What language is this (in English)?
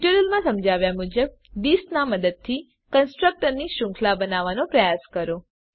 Gujarati